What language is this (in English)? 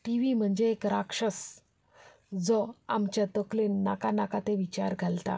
Konkani